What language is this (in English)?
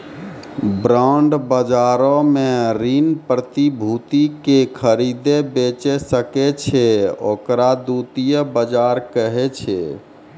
Maithili